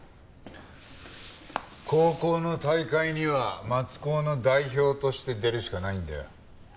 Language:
Japanese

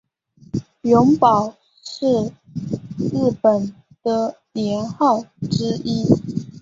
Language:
Chinese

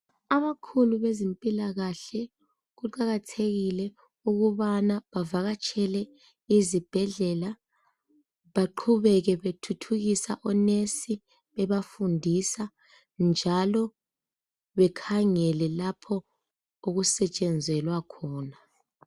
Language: North Ndebele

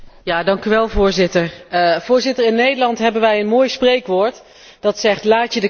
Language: Dutch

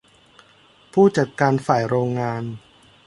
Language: Thai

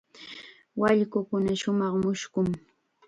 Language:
Chiquián Ancash Quechua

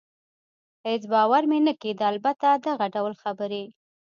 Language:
Pashto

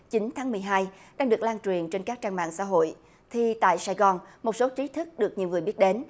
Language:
Vietnamese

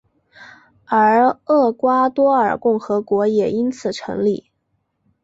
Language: Chinese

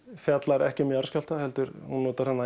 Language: Icelandic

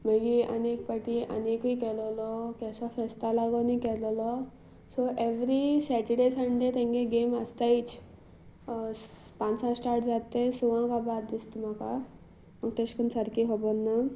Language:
Konkani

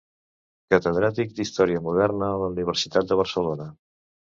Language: Catalan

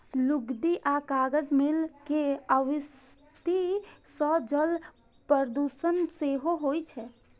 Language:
Maithili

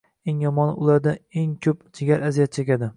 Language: Uzbek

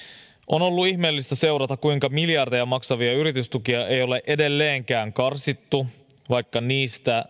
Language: Finnish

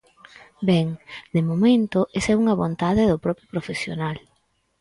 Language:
Galician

